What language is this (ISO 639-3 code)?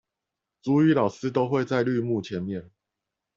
zho